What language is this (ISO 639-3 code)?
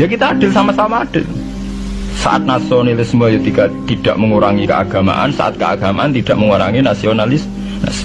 ind